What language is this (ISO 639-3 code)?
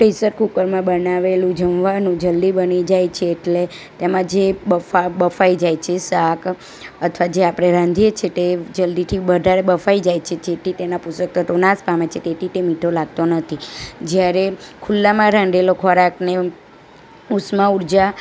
guj